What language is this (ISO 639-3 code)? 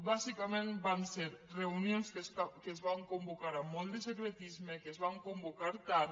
cat